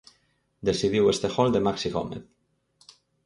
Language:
Galician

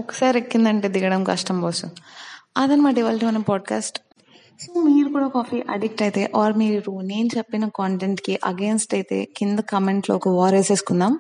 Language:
Telugu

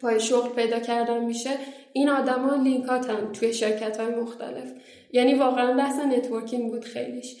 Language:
Persian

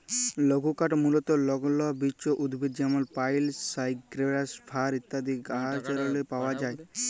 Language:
Bangla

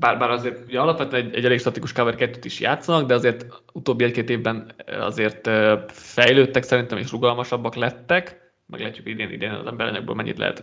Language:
Hungarian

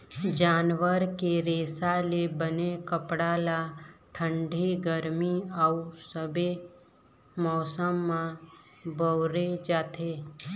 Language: Chhattisgarhi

